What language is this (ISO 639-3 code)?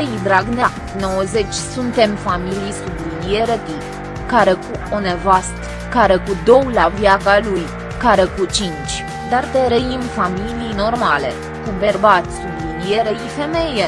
ron